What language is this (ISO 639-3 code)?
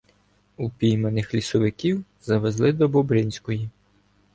ukr